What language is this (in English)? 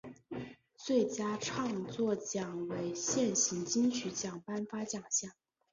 Chinese